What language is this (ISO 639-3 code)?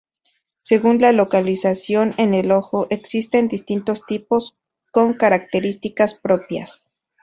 spa